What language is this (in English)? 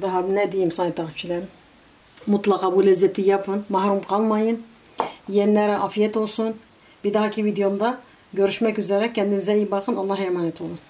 Turkish